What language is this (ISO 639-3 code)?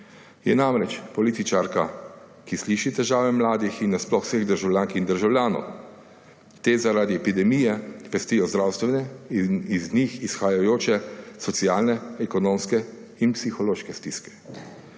slv